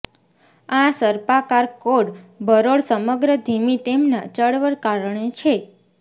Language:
Gujarati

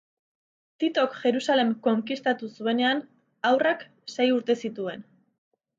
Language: Basque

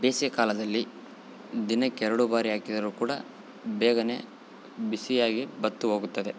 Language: Kannada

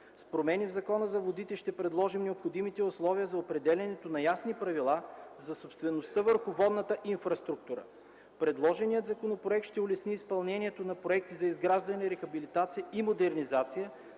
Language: Bulgarian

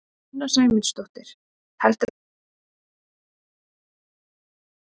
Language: Icelandic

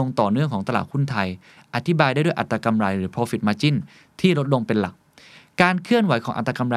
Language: Thai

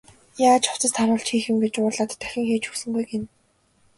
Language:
Mongolian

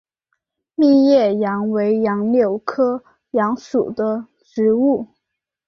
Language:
Chinese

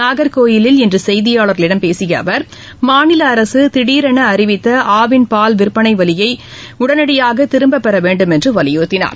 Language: Tamil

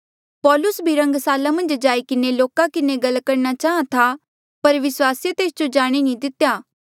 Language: Mandeali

